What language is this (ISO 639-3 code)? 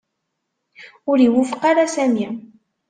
kab